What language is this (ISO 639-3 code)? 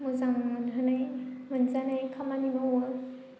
brx